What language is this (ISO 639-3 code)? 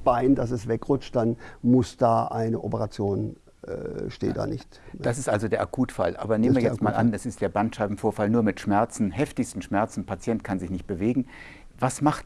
deu